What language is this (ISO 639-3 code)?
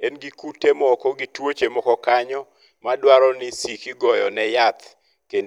luo